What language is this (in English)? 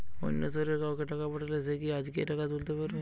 Bangla